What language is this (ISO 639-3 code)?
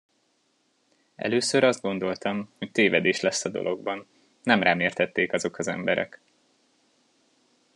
hun